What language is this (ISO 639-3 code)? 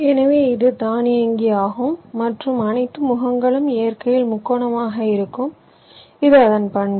tam